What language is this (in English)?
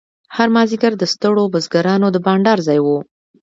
Pashto